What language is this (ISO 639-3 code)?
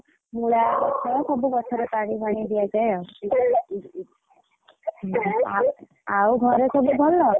ori